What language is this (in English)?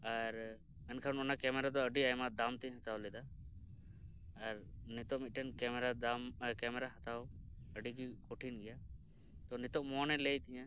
Santali